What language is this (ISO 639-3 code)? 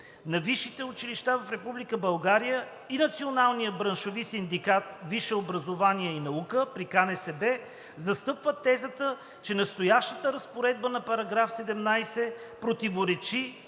bul